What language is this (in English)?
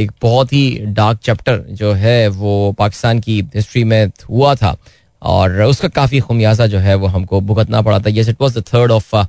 Hindi